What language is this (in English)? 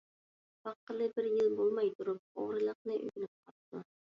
Uyghur